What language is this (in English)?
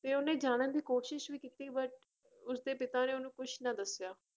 Punjabi